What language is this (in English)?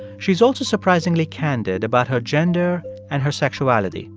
English